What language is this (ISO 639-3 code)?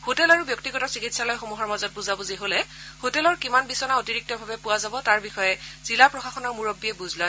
asm